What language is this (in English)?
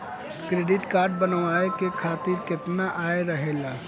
Bhojpuri